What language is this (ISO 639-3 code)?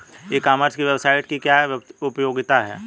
hin